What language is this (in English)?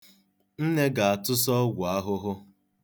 Igbo